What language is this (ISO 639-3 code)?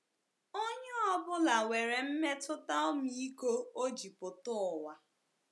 ibo